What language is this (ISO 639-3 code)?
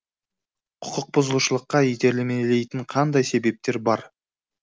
kaz